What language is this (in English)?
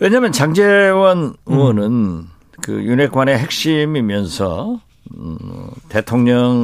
Korean